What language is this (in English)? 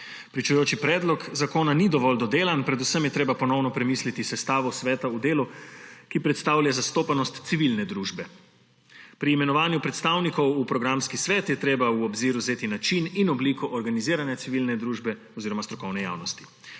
Slovenian